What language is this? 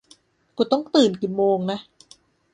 Thai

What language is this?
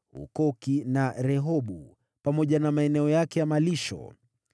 Swahili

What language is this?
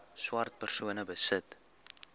Afrikaans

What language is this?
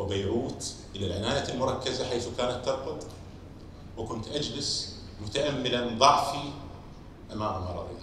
Arabic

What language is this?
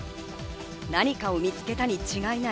Japanese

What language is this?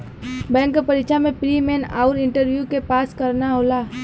Bhojpuri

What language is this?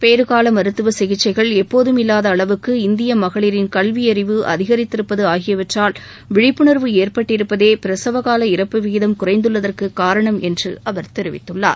Tamil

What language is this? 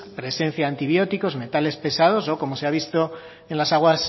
Spanish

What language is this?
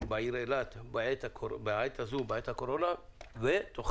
Hebrew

